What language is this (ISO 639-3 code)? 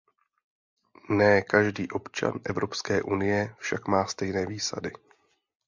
ces